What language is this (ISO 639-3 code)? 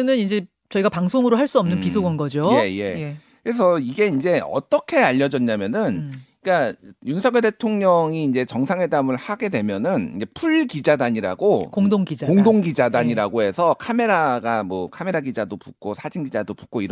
kor